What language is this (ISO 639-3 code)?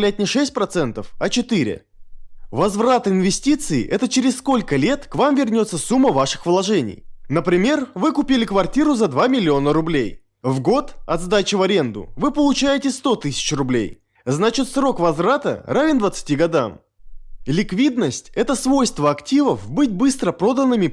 rus